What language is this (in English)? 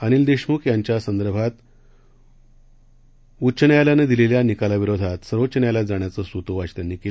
Marathi